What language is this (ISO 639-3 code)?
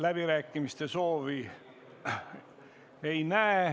est